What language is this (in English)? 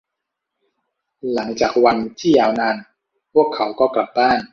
Thai